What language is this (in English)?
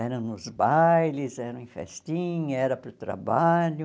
Portuguese